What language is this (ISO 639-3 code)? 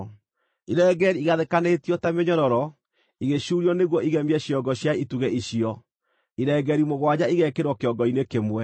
kik